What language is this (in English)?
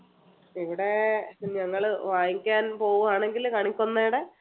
Malayalam